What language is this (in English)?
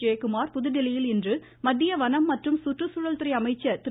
Tamil